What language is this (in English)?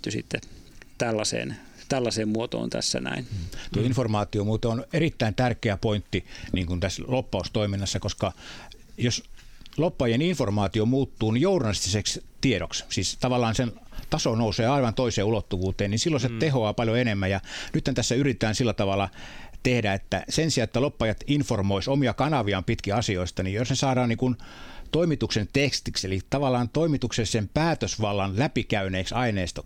Finnish